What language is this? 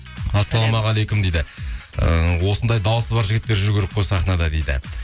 Kazakh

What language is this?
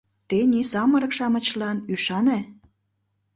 Mari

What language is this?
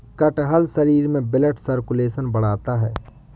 Hindi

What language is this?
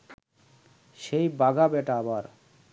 Bangla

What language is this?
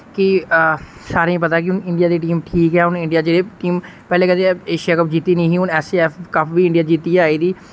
Dogri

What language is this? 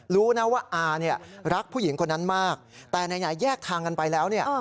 Thai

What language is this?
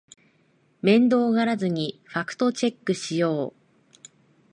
Japanese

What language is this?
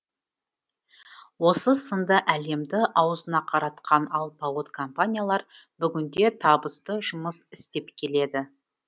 Kazakh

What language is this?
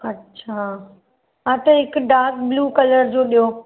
Sindhi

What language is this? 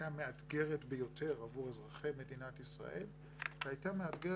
Hebrew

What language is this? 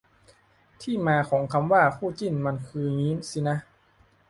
Thai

